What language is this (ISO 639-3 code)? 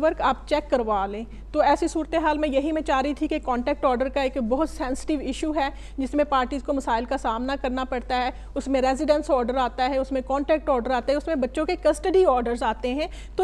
hin